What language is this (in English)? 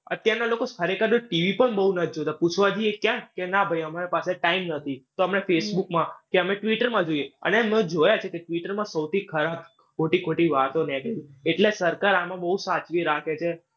Gujarati